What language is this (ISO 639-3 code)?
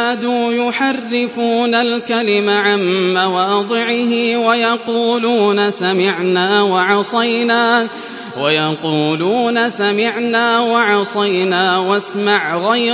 ara